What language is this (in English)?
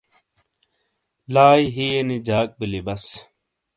Shina